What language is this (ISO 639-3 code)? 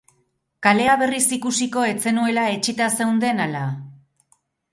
eus